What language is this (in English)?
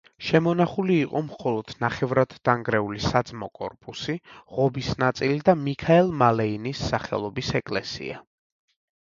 Georgian